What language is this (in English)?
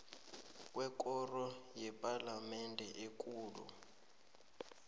South Ndebele